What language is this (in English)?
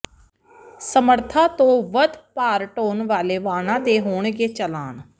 Punjabi